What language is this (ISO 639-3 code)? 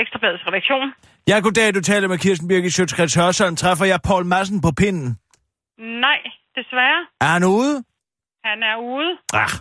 dan